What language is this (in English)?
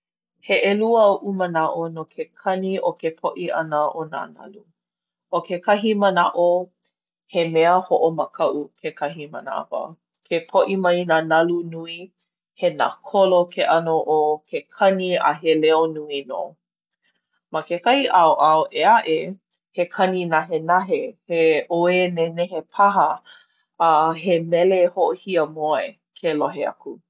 Hawaiian